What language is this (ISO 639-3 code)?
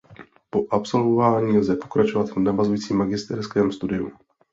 ces